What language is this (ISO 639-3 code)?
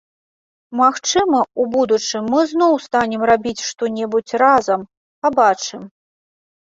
bel